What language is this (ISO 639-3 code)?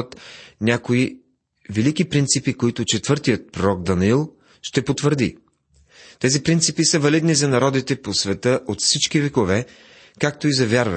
bul